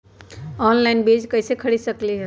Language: Magahi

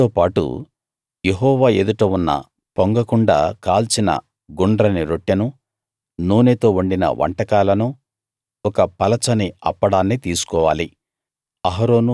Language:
Telugu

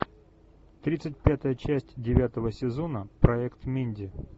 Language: Russian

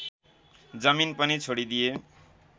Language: Nepali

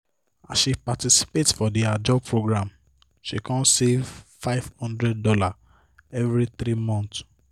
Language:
Nigerian Pidgin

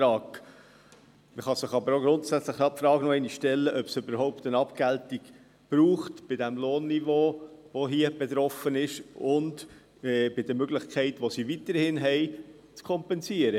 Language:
Swiss German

